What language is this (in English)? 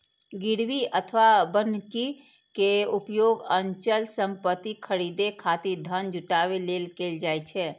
Maithili